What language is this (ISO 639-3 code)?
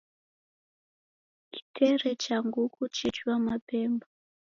dav